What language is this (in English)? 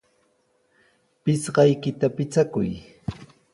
Sihuas Ancash Quechua